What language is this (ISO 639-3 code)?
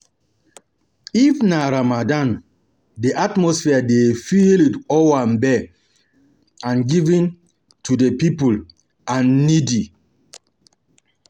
pcm